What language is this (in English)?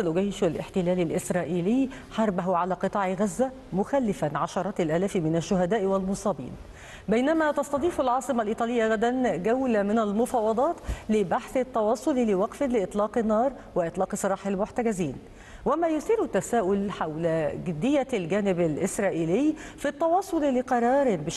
Arabic